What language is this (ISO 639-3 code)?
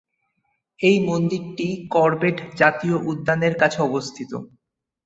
ben